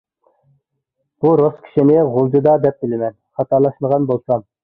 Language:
Uyghur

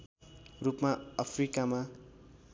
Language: Nepali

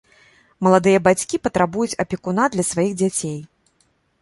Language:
Belarusian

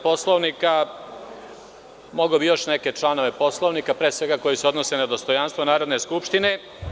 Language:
Serbian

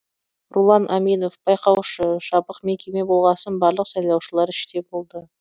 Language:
Kazakh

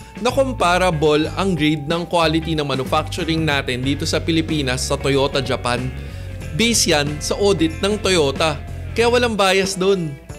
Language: Filipino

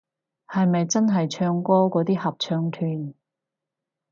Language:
Cantonese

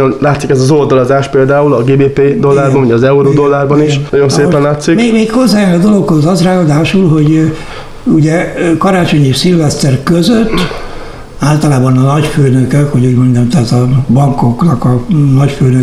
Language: Hungarian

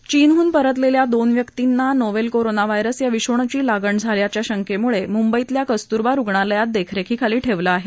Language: Marathi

